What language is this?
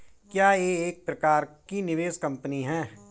Hindi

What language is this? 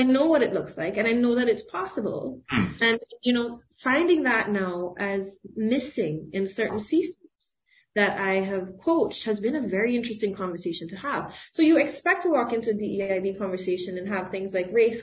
English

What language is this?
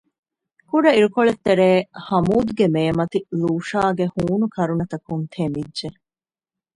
Divehi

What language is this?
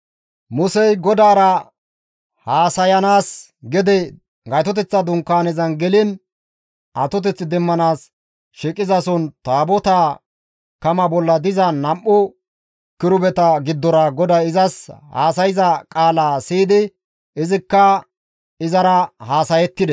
Gamo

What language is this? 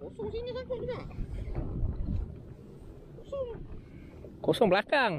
Malay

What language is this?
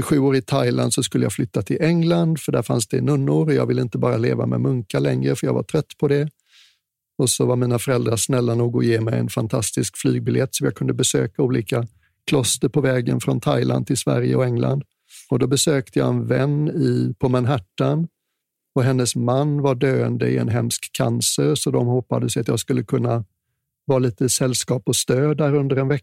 Swedish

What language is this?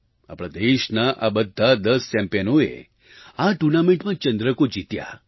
Gujarati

